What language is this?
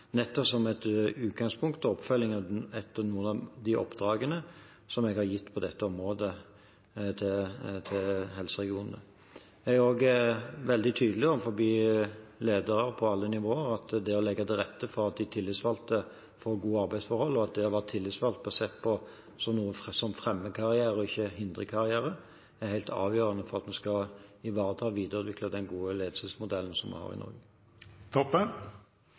Norwegian Bokmål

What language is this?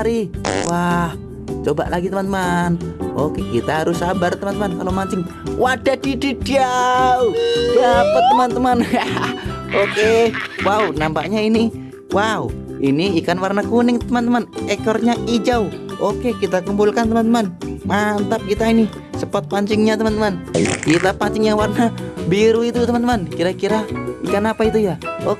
Indonesian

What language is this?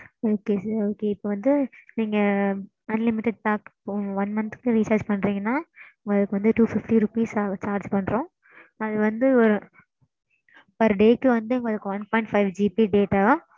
Tamil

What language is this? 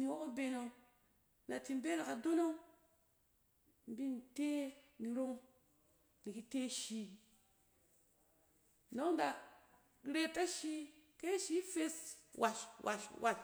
Cen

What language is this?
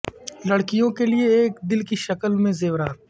Urdu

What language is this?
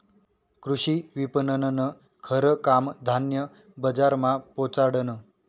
Marathi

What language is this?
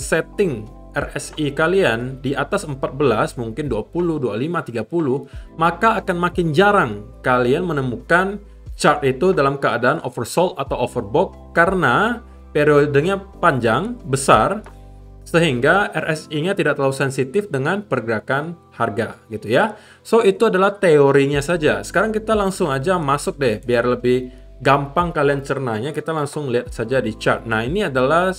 Indonesian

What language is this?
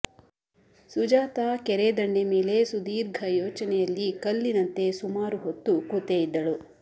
Kannada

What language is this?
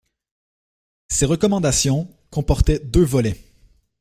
French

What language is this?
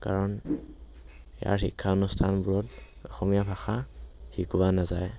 Assamese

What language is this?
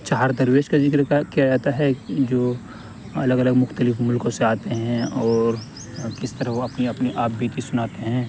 Urdu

